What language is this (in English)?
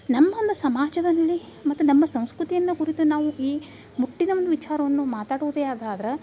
Kannada